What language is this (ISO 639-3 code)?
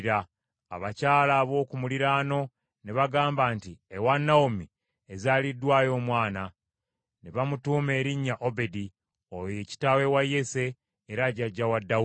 lug